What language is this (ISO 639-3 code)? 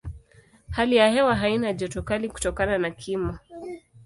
swa